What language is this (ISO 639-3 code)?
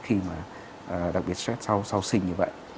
vie